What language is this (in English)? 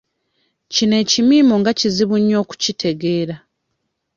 Ganda